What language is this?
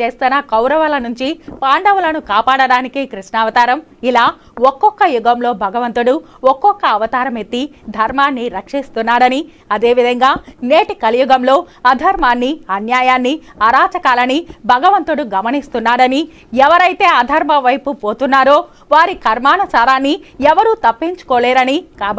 Telugu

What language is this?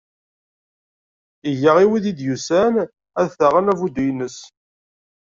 Kabyle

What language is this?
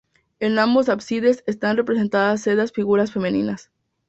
Spanish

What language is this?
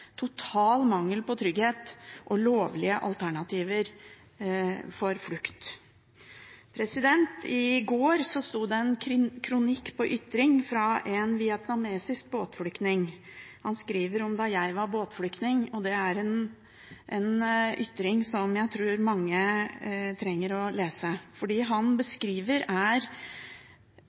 Norwegian Bokmål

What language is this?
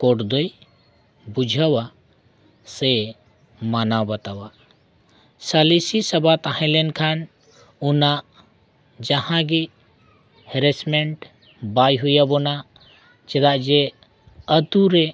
Santali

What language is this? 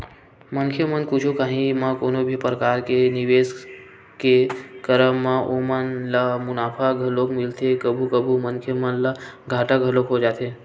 Chhattisgarhi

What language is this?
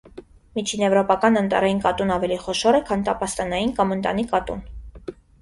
Armenian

